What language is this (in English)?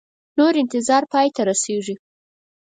Pashto